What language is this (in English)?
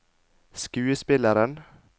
Norwegian